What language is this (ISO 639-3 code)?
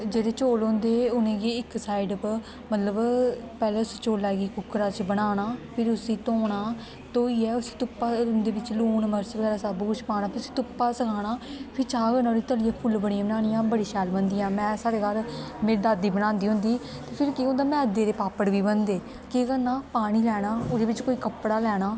doi